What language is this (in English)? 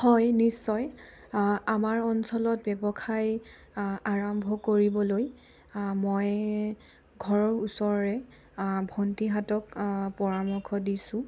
Assamese